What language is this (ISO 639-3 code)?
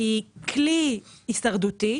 heb